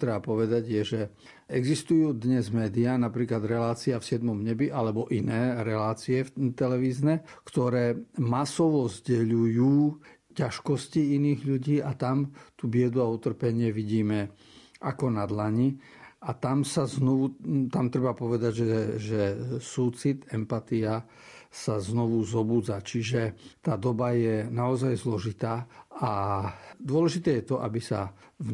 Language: Slovak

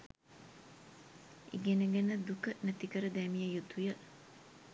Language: Sinhala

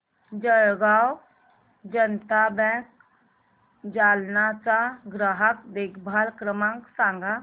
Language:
Marathi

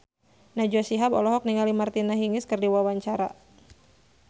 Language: Sundanese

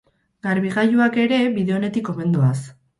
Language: Basque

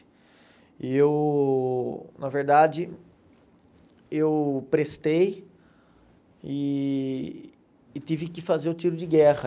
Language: Portuguese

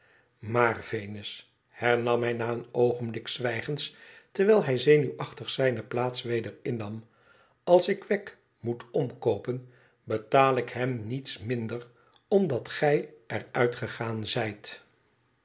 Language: Dutch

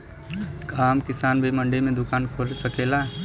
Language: Bhojpuri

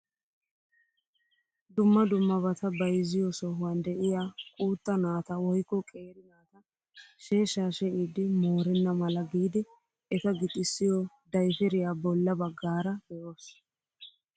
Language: Wolaytta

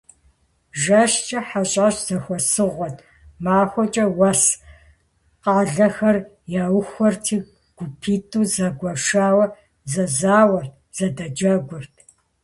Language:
Kabardian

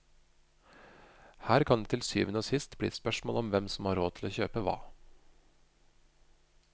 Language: Norwegian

